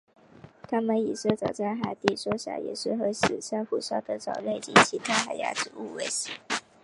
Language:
Chinese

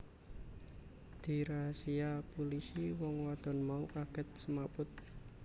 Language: Javanese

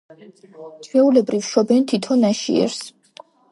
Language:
Georgian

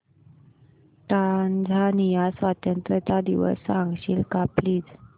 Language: Marathi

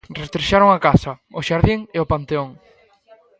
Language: Galician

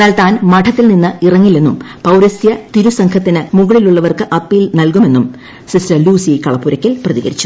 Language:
Malayalam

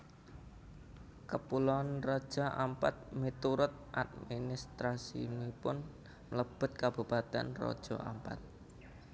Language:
Javanese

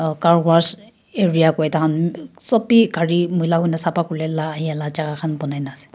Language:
Naga Pidgin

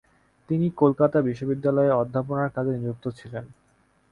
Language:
Bangla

